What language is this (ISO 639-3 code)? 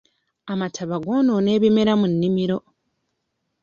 lug